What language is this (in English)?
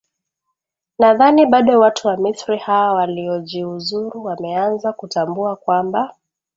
Swahili